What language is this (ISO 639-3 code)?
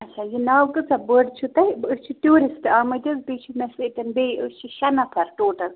kas